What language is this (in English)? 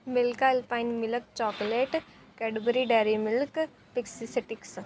Punjabi